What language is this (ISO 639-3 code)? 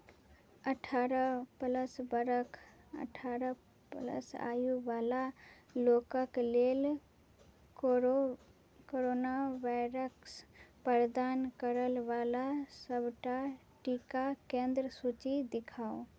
mai